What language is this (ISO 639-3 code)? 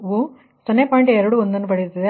kan